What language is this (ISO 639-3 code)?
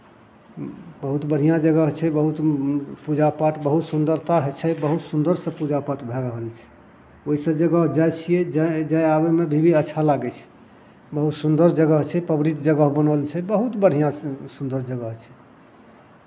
mai